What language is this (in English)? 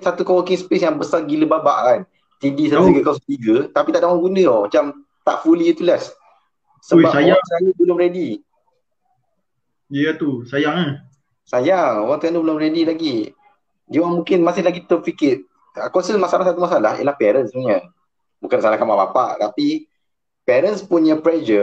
Malay